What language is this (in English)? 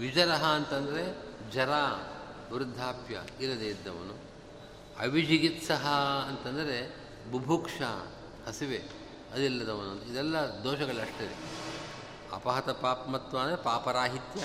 Kannada